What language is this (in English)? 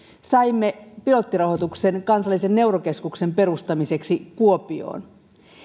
Finnish